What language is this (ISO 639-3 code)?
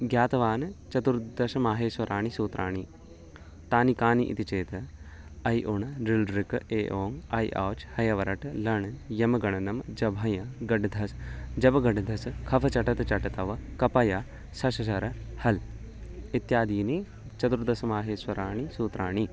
san